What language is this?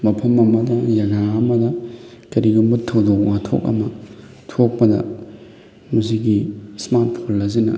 Manipuri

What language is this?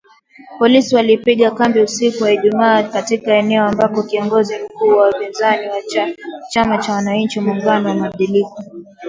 Swahili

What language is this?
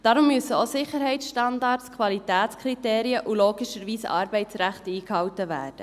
Swiss German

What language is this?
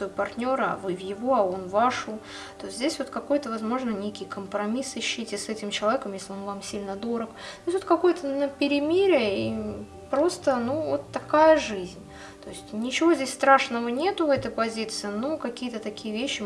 Russian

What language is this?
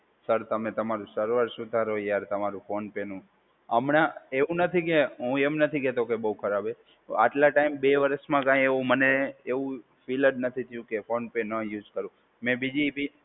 Gujarati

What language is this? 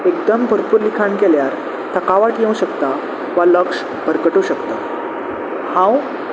Konkani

